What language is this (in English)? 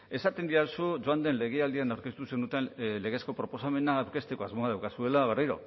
Basque